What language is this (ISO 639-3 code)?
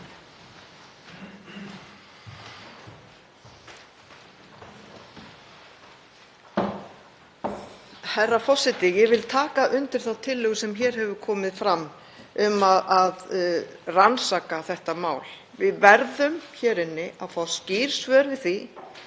isl